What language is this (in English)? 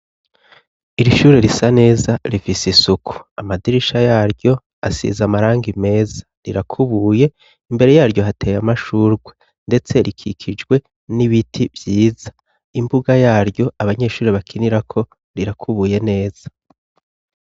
Rundi